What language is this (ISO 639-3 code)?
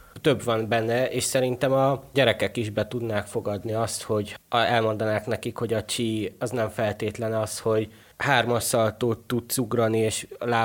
hun